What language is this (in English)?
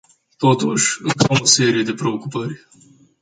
Romanian